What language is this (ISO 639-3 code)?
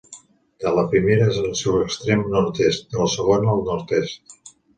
cat